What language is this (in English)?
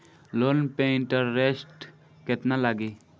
Bhojpuri